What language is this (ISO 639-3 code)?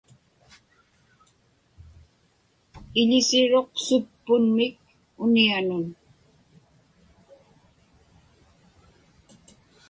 ipk